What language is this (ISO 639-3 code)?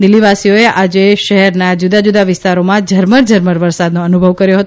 guj